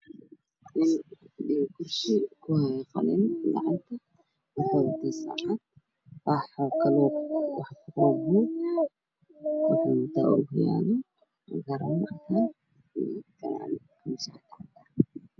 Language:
Somali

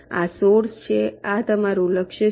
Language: Gujarati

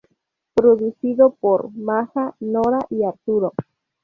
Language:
Spanish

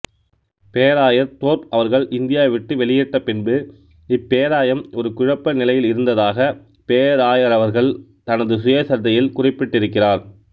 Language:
Tamil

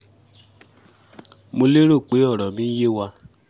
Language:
Yoruba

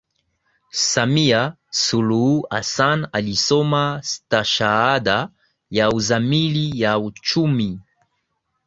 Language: Swahili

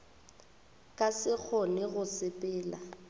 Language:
Northern Sotho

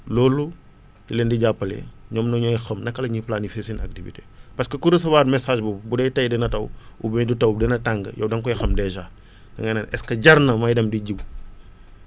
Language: Wolof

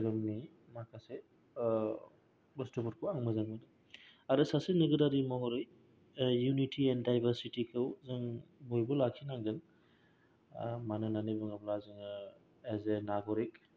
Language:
Bodo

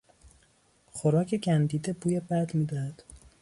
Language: Persian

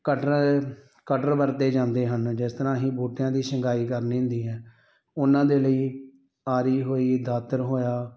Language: Punjabi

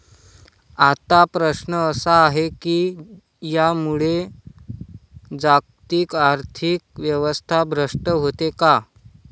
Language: Marathi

